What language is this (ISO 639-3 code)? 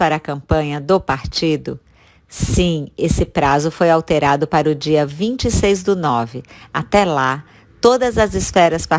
por